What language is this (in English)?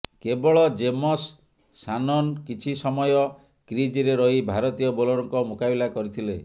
Odia